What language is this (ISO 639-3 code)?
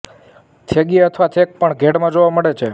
guj